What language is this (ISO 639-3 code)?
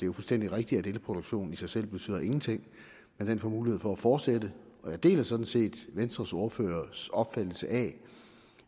dan